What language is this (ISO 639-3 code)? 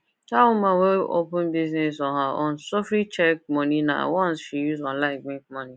pcm